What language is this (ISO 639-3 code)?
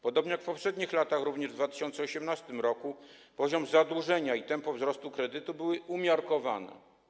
pol